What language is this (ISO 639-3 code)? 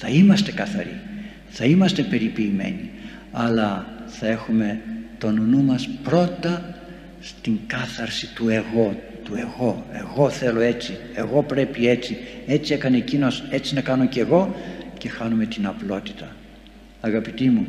ell